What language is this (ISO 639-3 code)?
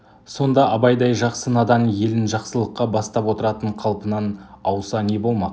kaz